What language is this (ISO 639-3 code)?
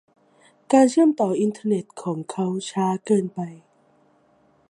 tha